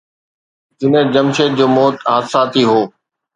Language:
Sindhi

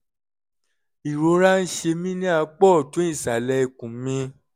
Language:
Yoruba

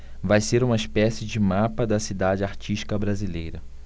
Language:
Portuguese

